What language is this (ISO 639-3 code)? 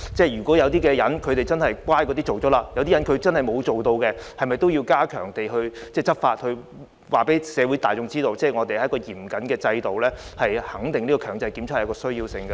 yue